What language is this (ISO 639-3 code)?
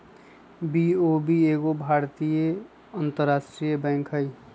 mag